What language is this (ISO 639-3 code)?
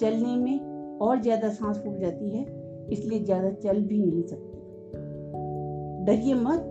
hin